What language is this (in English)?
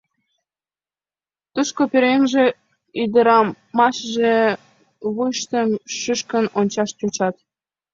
Mari